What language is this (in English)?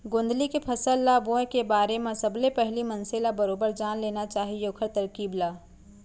Chhattisgarhi